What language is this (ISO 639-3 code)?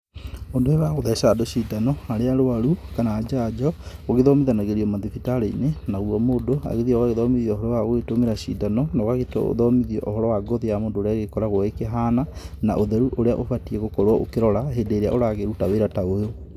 kik